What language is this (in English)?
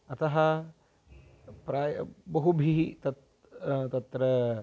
Sanskrit